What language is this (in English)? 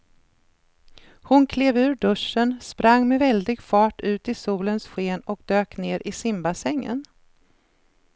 Swedish